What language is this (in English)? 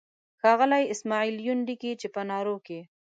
Pashto